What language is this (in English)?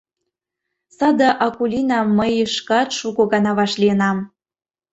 Mari